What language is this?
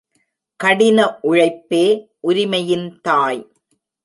Tamil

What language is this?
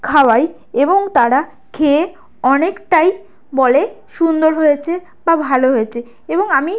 Bangla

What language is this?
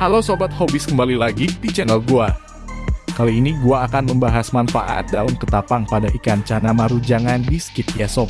Indonesian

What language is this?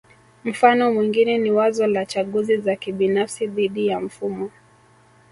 Swahili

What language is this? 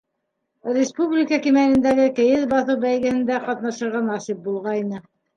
Bashkir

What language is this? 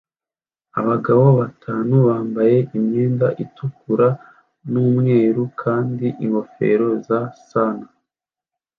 Kinyarwanda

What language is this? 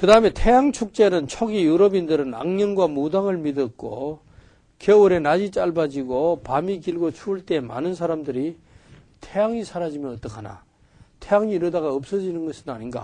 Korean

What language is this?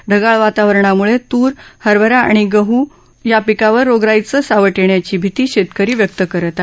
Marathi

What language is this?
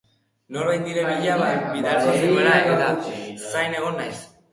Basque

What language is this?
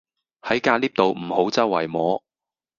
Cantonese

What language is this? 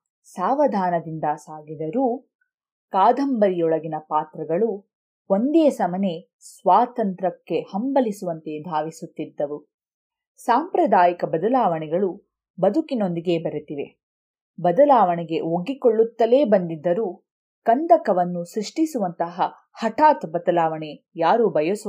Kannada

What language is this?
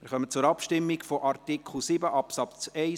Swiss German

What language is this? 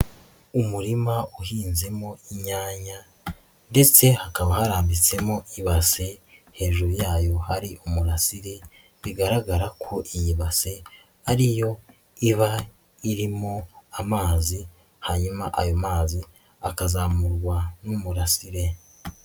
Kinyarwanda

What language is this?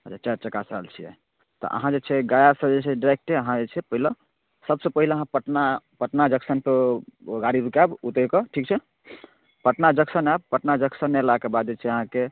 Maithili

